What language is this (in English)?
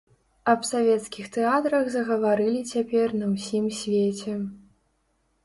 Belarusian